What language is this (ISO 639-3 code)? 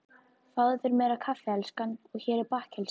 isl